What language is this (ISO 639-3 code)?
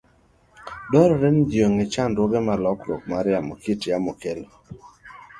luo